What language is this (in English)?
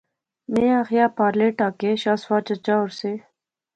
Pahari-Potwari